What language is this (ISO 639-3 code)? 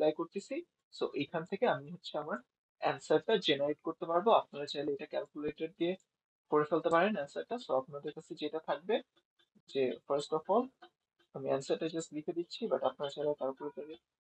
ben